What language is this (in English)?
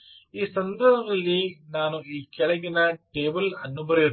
Kannada